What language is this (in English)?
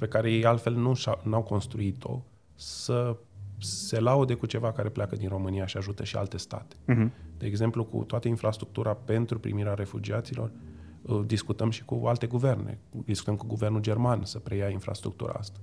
Romanian